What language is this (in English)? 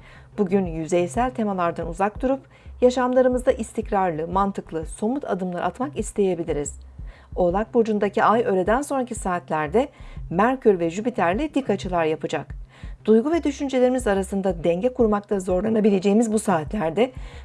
Turkish